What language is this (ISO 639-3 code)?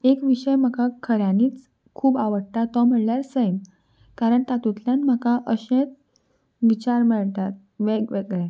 kok